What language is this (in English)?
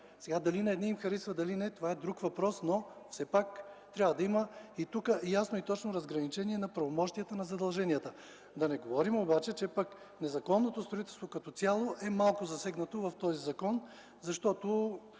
Bulgarian